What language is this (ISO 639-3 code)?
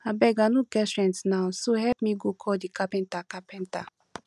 pcm